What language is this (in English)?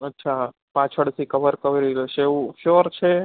Gujarati